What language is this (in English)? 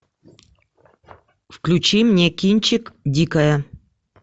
Russian